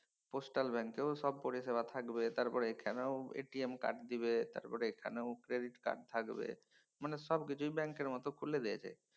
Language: Bangla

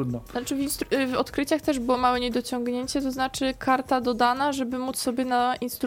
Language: Polish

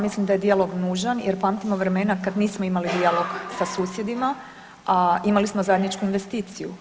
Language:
Croatian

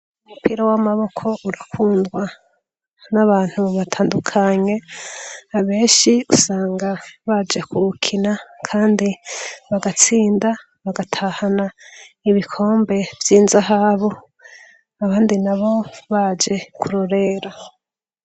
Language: Rundi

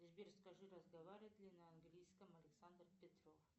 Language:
Russian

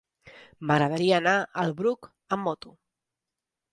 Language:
Catalan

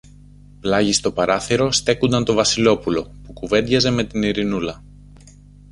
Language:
Greek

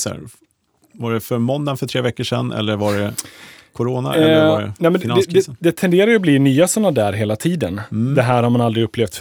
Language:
Swedish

